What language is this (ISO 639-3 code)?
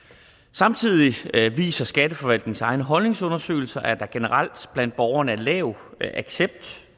dan